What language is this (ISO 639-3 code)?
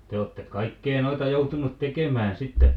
fin